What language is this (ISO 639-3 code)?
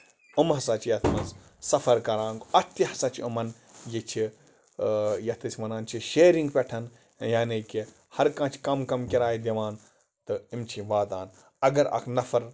kas